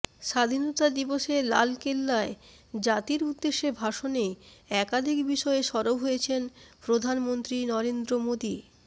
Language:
Bangla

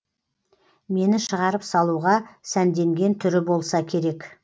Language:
Kazakh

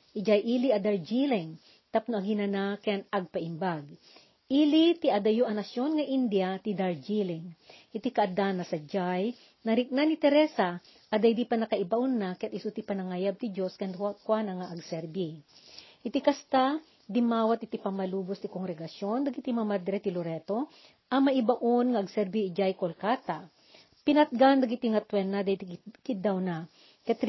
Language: Filipino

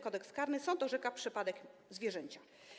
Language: Polish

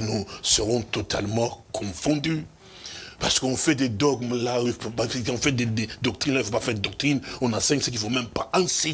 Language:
French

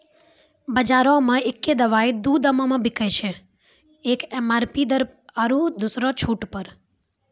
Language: Maithili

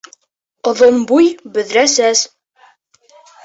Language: Bashkir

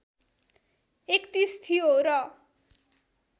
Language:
Nepali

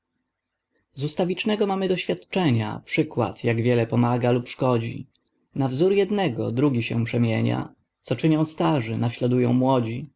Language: Polish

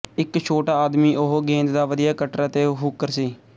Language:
Punjabi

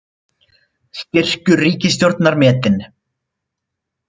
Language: Icelandic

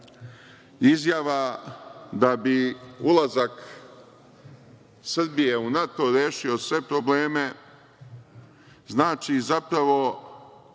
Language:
Serbian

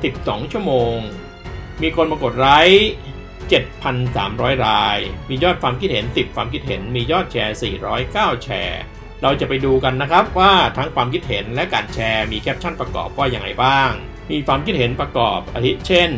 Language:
Thai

